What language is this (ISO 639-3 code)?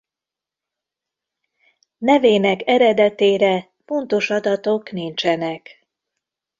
hun